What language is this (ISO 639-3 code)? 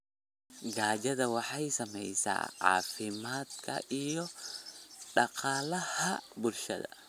som